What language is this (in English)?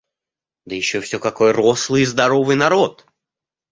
Russian